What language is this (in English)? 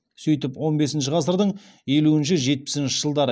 Kazakh